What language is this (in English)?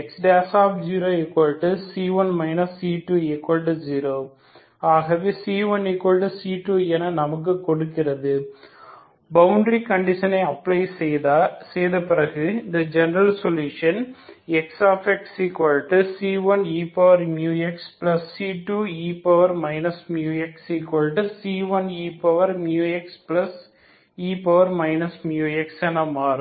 Tamil